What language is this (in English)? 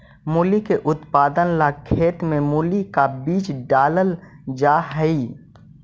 Magahi